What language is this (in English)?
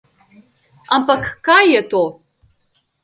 Slovenian